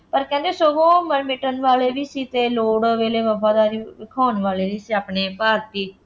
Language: Punjabi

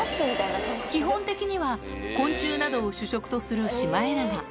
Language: Japanese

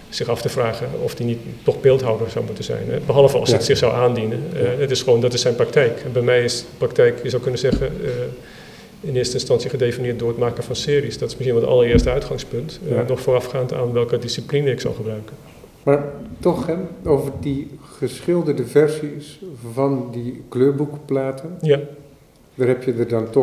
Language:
Dutch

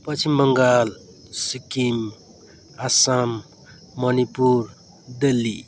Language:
Nepali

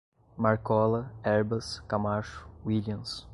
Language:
Portuguese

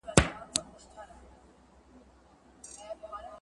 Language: Pashto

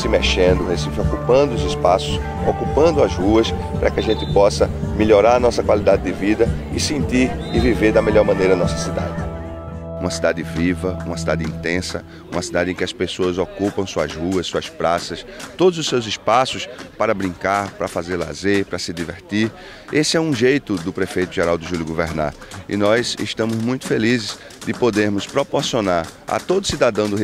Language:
Portuguese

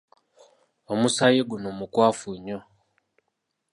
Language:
Ganda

